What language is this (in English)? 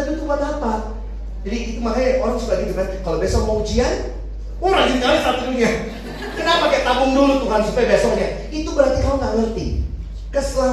Indonesian